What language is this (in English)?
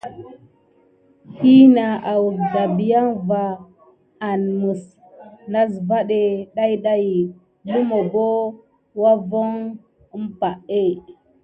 Gidar